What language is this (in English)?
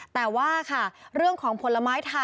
Thai